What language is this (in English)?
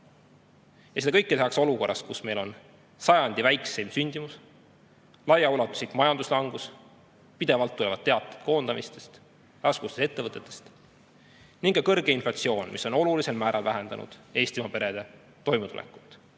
Estonian